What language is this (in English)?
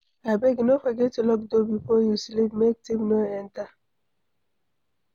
Nigerian Pidgin